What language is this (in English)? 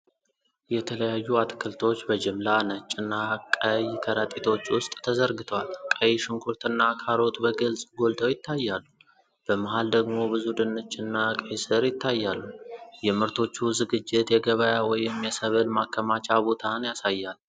Amharic